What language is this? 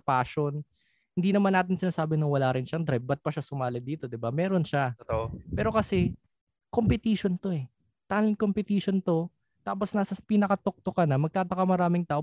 Filipino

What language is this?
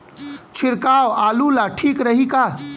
Bhojpuri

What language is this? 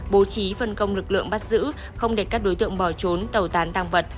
Vietnamese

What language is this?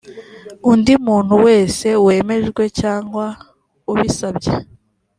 Kinyarwanda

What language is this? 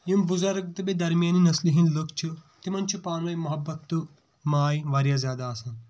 Kashmiri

